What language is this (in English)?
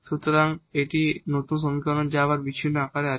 Bangla